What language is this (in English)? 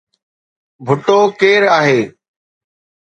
Sindhi